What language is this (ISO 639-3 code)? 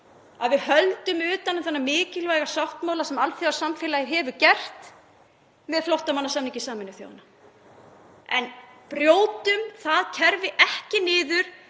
isl